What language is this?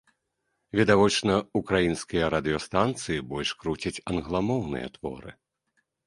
Belarusian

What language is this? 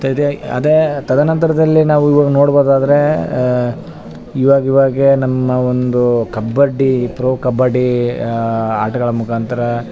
Kannada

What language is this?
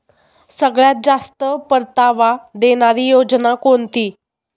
Marathi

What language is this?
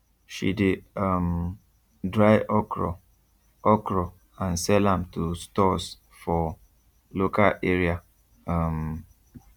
Nigerian Pidgin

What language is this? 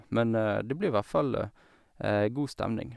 Norwegian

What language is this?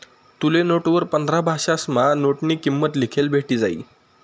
Marathi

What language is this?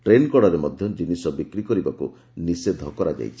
Odia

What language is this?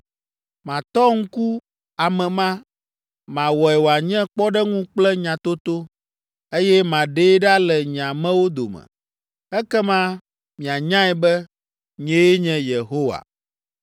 Ewe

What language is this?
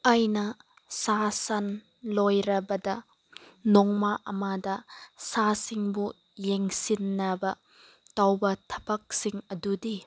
Manipuri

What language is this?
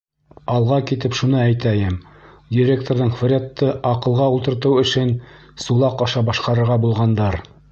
Bashkir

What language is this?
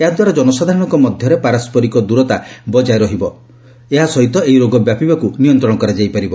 Odia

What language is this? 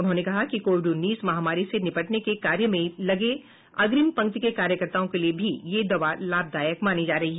Hindi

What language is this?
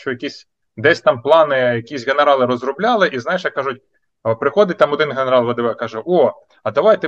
Ukrainian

